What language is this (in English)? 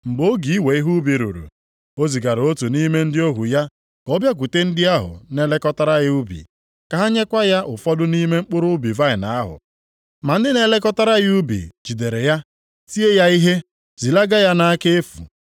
Igbo